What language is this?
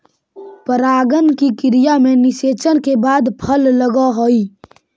Magahi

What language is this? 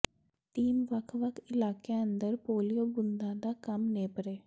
Punjabi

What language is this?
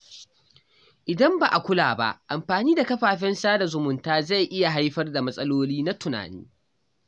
Hausa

